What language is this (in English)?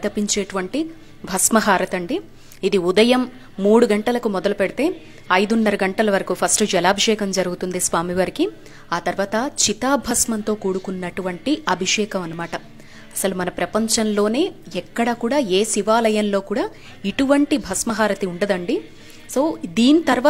Telugu